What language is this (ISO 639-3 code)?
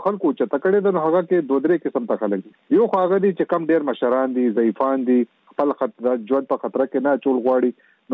urd